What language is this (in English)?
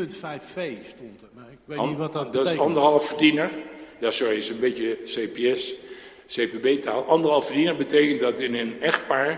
Dutch